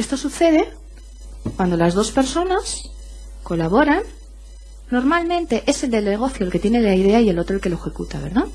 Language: Spanish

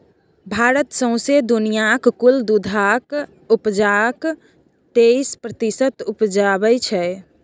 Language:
Maithili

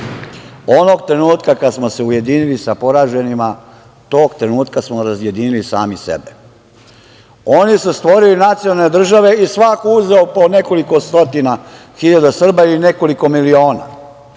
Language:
Serbian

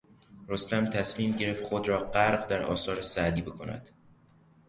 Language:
Persian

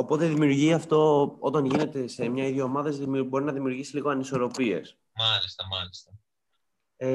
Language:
Greek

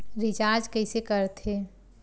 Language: Chhattisgarhi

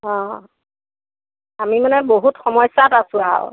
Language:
Assamese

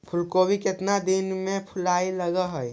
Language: Magahi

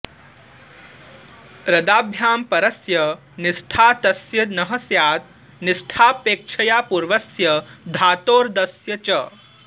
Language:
Sanskrit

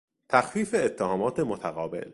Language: Persian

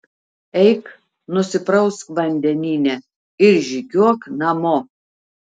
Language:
Lithuanian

